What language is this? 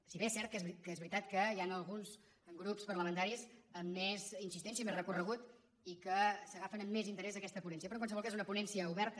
Catalan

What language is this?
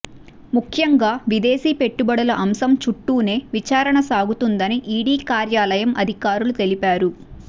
Telugu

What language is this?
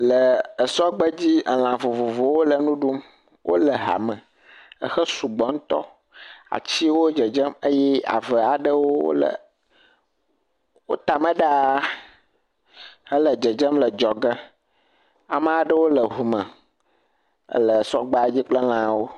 Ewe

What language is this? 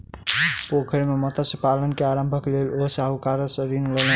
Maithili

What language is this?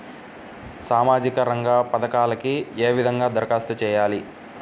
Telugu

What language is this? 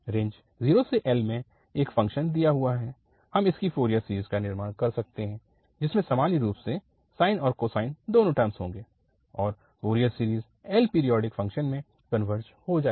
Hindi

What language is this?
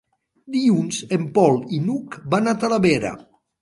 Catalan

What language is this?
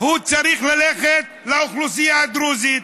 Hebrew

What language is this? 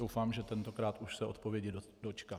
Czech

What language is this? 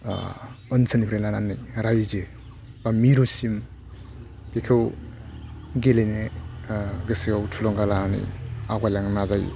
Bodo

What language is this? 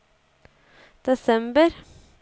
Norwegian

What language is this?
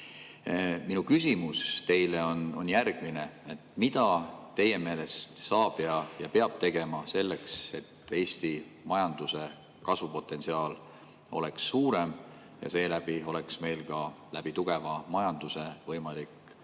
Estonian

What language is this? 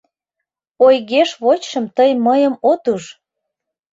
Mari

